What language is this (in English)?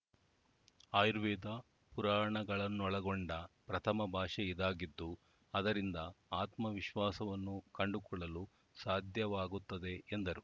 Kannada